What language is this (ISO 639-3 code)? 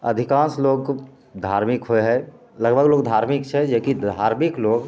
mai